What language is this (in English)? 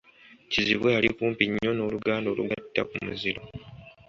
Ganda